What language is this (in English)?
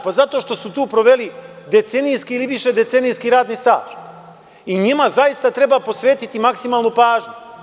Serbian